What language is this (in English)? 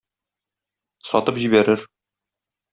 Tatar